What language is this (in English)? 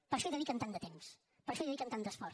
Catalan